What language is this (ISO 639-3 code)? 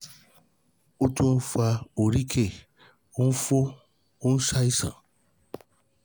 yor